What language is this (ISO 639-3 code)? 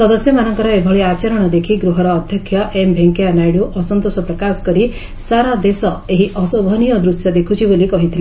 ori